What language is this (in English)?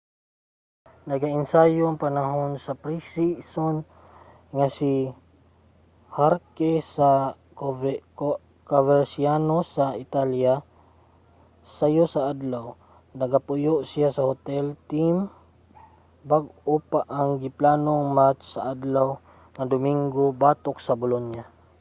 Cebuano